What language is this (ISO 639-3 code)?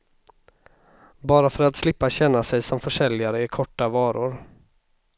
swe